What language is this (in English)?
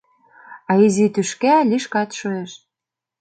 Mari